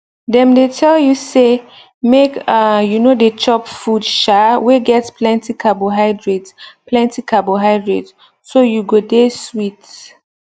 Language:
Nigerian Pidgin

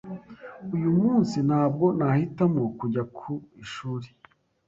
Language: Kinyarwanda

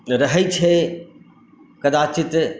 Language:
Maithili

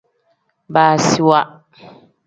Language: Tem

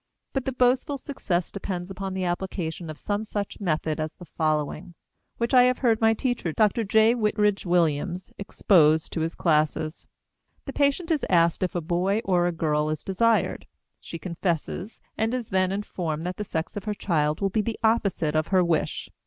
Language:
English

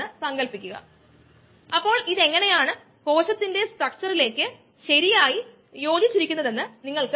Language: Malayalam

